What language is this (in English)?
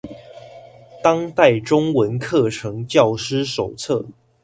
Chinese